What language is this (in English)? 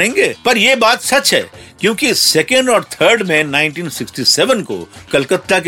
Hindi